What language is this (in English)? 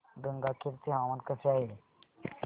Marathi